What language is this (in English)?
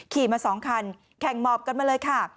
Thai